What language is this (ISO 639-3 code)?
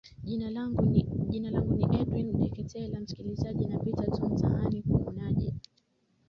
swa